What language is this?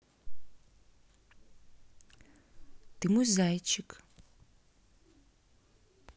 Russian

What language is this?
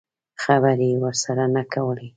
Pashto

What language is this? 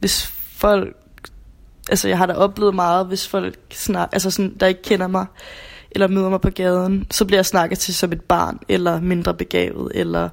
Danish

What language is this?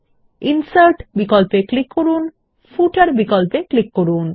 Bangla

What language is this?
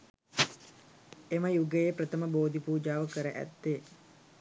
Sinhala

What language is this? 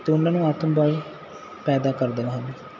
Punjabi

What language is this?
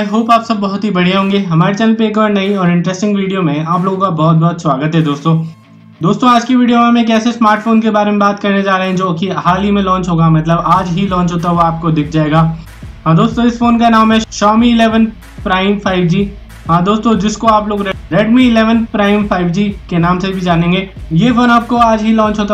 Hindi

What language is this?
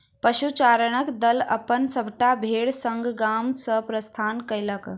Maithili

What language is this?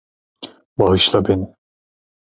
Turkish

